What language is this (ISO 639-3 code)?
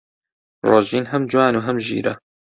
ckb